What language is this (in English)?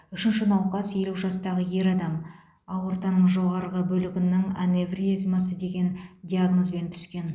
Kazakh